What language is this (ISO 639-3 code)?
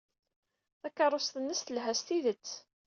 kab